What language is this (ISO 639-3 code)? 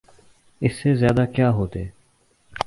urd